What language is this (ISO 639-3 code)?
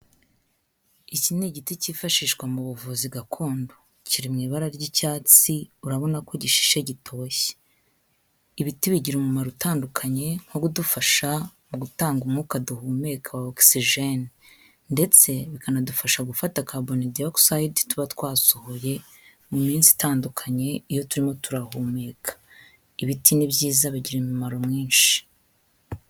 kin